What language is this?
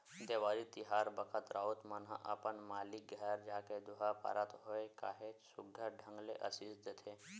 Chhattisgarhi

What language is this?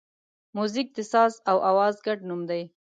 Pashto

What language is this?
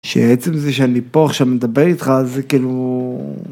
Hebrew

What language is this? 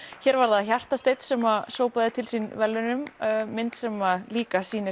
Icelandic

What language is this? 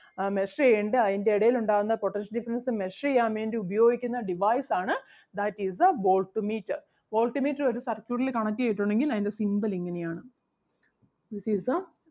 Malayalam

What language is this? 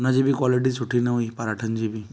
Sindhi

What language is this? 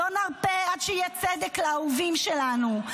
Hebrew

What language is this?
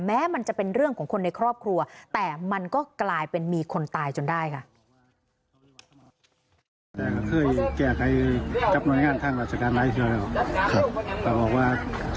Thai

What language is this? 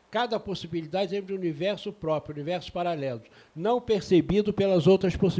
Portuguese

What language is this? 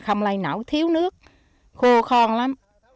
Vietnamese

